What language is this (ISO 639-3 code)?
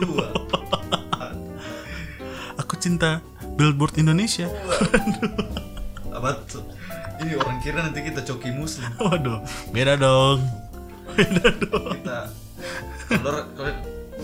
ind